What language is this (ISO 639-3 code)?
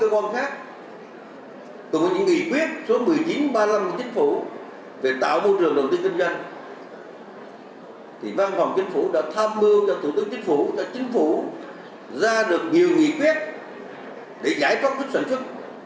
vie